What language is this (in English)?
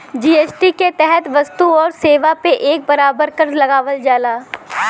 Bhojpuri